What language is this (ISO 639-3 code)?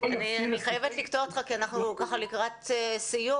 heb